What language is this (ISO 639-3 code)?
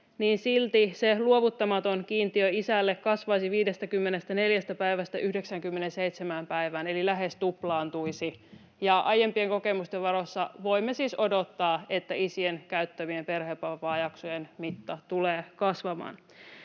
fin